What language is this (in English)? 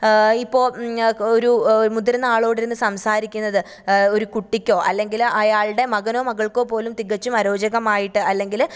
Malayalam